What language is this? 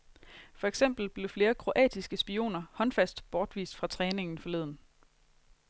Danish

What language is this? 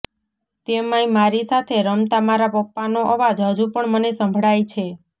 Gujarati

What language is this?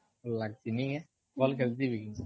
Odia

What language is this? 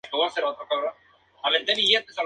Spanish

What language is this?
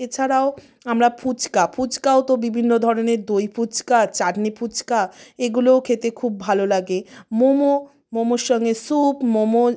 Bangla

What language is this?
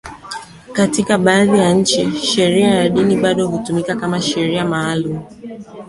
Swahili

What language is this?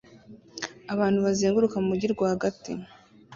Kinyarwanda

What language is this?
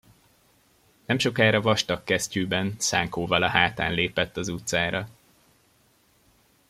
Hungarian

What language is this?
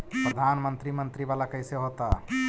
Magahi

